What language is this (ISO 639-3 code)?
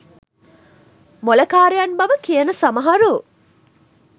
sin